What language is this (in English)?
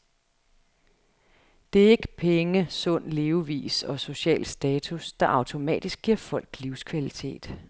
Danish